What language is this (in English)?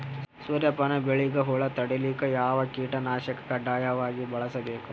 Kannada